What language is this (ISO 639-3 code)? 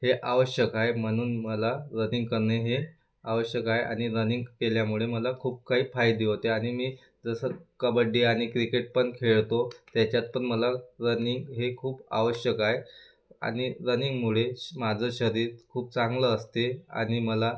mar